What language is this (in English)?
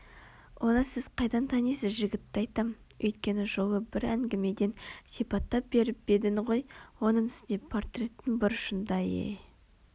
Kazakh